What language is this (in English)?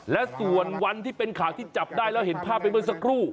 Thai